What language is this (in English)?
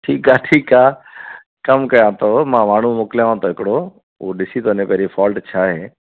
Sindhi